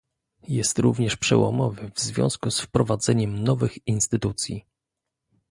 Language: Polish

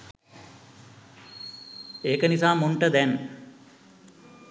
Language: Sinhala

